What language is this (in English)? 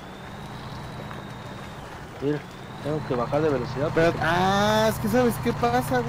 Spanish